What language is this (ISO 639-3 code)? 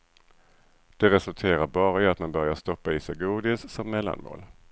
swe